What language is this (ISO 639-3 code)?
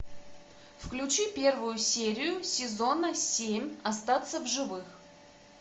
rus